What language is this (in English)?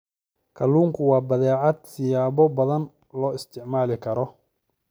Somali